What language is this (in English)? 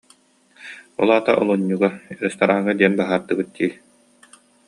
Yakut